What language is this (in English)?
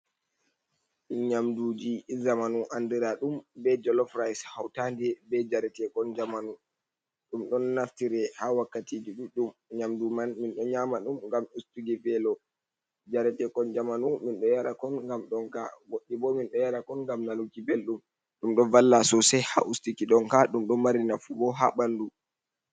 Fula